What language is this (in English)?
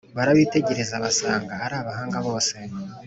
Kinyarwanda